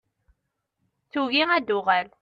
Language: Kabyle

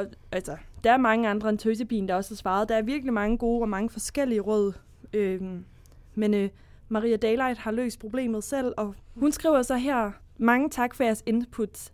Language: Danish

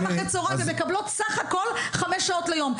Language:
Hebrew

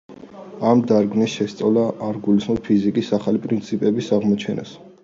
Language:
Georgian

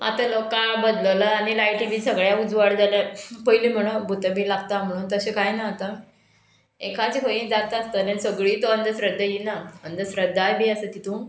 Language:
Konkani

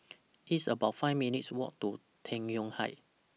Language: English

